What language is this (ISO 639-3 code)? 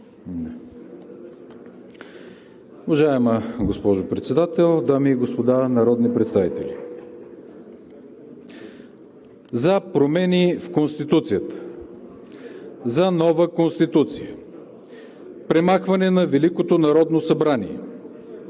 bul